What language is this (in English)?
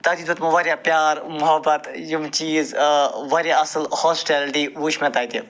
Kashmiri